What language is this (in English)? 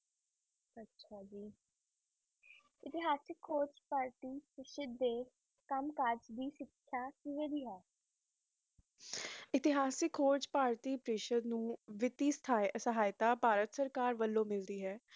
Punjabi